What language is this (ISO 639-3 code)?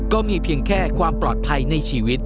tha